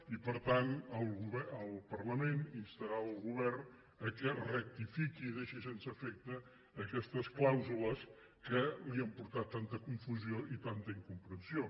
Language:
Catalan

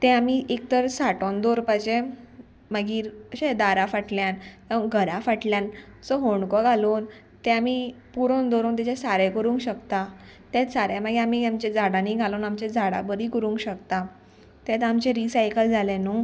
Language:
Konkani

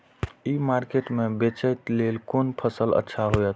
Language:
Maithili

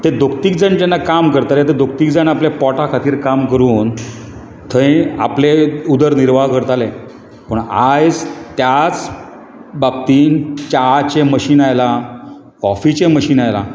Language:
Konkani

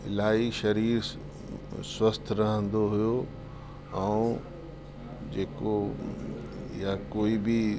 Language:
Sindhi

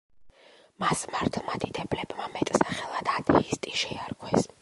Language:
Georgian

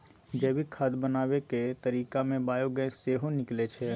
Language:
Maithili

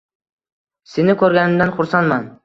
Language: Uzbek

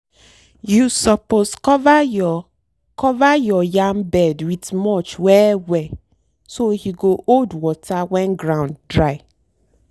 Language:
Nigerian Pidgin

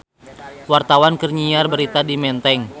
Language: Sundanese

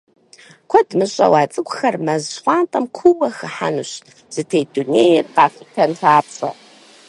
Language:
Kabardian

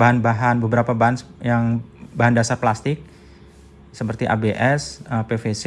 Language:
Indonesian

